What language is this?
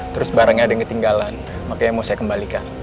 Indonesian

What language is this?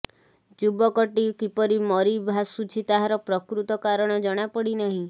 Odia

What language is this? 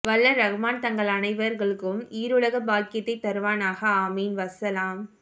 Tamil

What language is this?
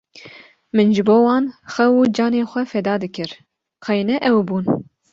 Kurdish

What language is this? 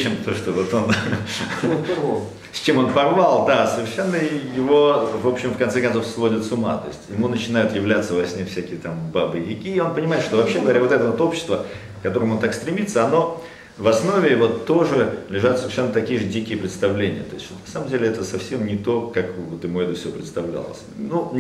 Russian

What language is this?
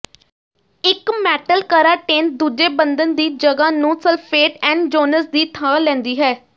Punjabi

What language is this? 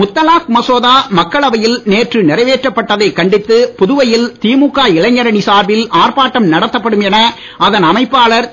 Tamil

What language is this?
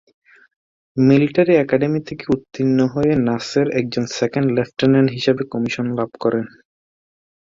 Bangla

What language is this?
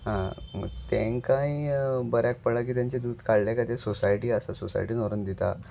Konkani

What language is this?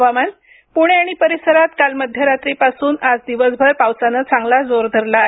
Marathi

